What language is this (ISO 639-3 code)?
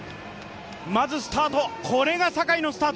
jpn